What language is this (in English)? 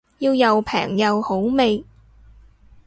Cantonese